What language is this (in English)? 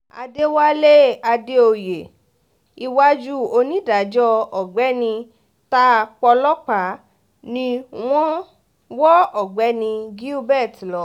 Yoruba